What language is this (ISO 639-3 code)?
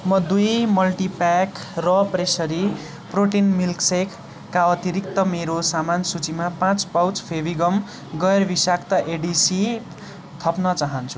nep